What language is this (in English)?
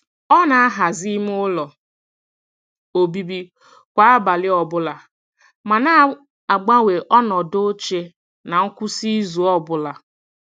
Igbo